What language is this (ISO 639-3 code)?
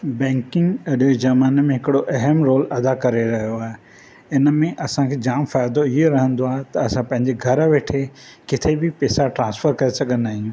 snd